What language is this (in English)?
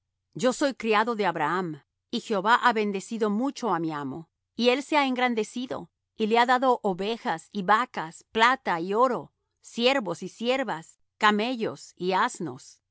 Spanish